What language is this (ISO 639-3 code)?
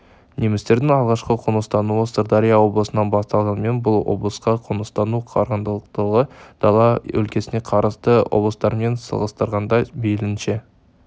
kaz